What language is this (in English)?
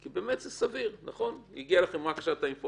Hebrew